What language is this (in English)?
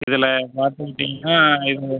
Tamil